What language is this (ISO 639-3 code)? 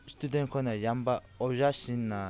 mni